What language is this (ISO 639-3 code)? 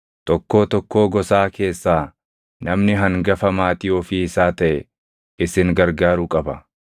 orm